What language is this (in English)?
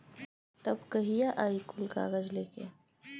Bhojpuri